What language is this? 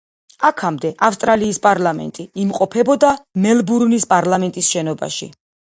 Georgian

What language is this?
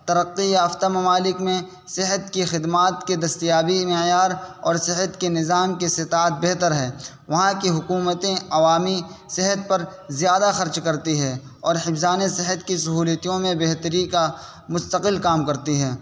Urdu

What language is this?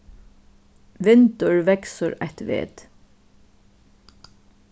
Faroese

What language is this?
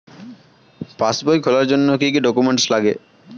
Bangla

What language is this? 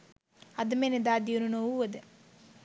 Sinhala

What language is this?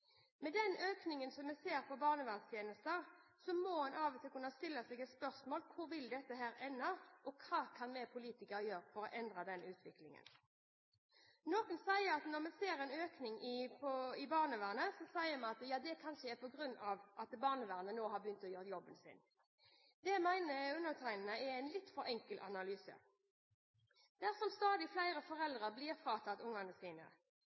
Norwegian Bokmål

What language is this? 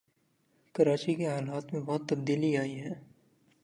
Urdu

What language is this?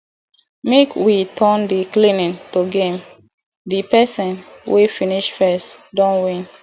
Nigerian Pidgin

